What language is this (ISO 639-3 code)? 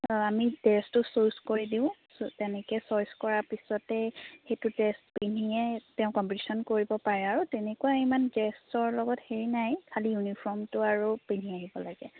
asm